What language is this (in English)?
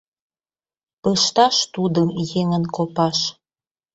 Mari